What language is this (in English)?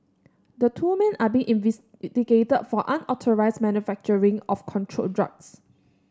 English